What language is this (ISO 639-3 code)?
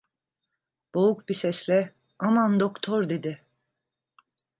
tur